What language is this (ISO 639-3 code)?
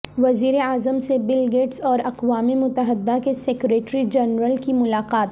urd